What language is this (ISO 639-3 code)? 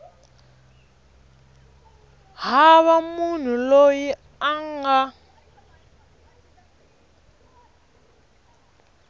tso